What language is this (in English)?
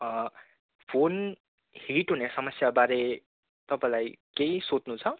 Nepali